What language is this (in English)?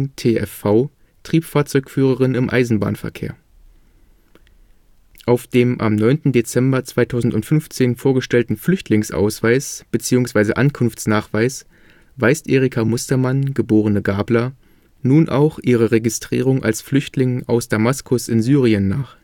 German